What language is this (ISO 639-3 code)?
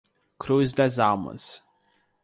por